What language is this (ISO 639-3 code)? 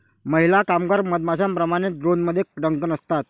mar